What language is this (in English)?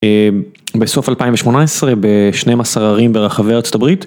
Hebrew